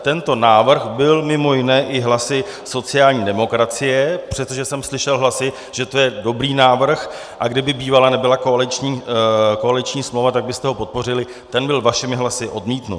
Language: Czech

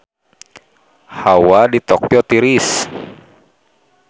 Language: Sundanese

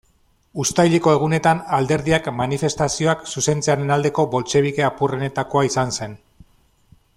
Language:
Basque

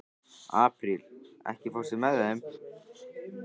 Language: Icelandic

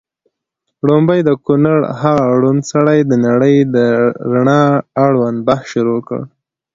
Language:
Pashto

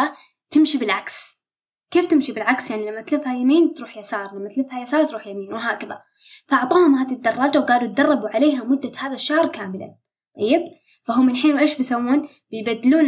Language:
Arabic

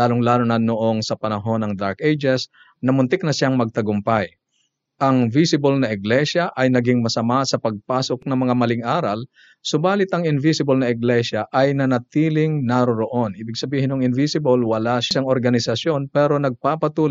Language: Filipino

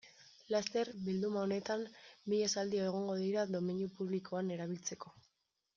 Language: Basque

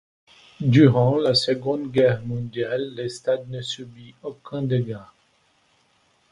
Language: French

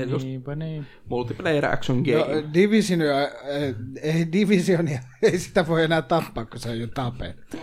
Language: Finnish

